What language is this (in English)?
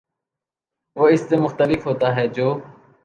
Urdu